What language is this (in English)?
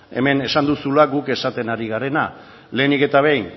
Basque